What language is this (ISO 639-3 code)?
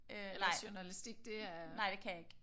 dan